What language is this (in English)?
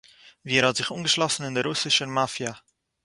Yiddish